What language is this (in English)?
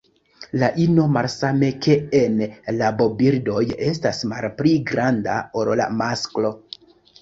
Esperanto